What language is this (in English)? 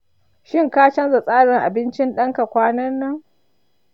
Hausa